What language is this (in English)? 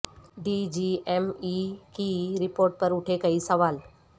Urdu